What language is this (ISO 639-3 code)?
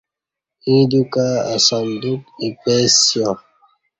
bsh